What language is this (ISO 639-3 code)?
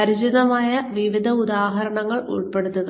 mal